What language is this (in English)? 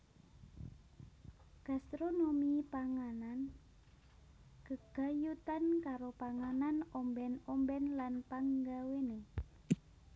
Javanese